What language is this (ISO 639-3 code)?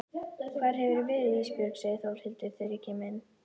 isl